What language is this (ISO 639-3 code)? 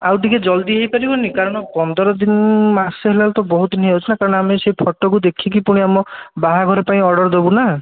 ori